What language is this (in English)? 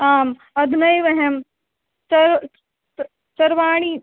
Sanskrit